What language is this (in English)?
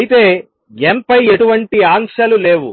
Telugu